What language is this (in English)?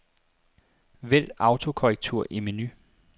Danish